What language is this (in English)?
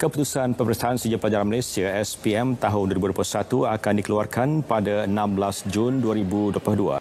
Malay